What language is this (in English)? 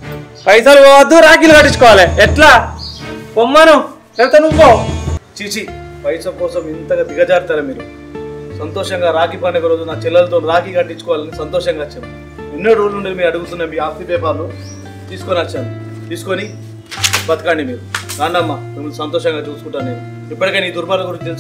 Telugu